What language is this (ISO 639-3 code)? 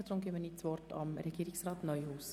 gsw